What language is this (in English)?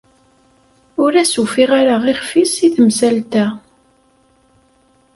Kabyle